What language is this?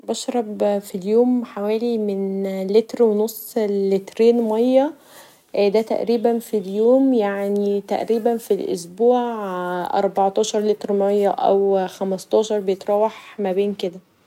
Egyptian Arabic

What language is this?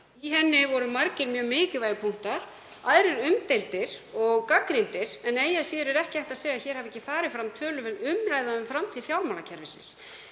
Icelandic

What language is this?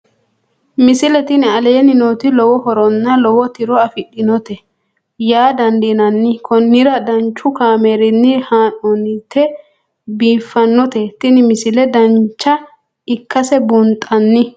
Sidamo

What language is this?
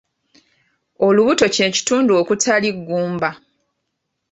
Ganda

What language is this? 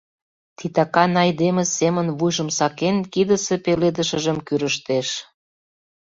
Mari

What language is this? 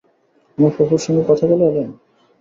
Bangla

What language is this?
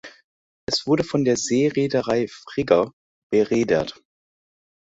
German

